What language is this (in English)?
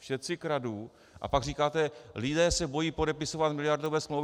Czech